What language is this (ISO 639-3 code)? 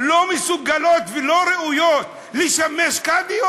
heb